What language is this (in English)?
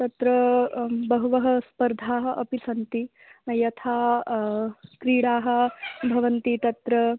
Sanskrit